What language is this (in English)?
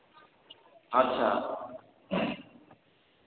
Maithili